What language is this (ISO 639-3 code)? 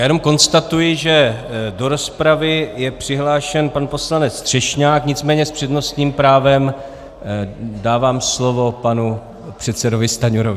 ces